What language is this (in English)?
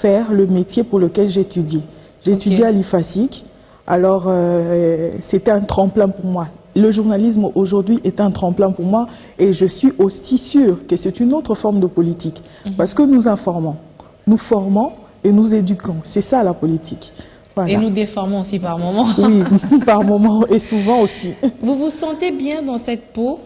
French